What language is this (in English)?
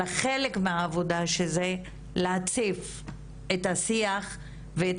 Hebrew